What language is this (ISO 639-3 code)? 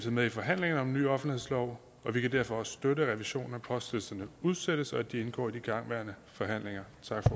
dan